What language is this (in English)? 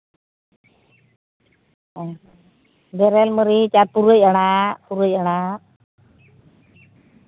Santali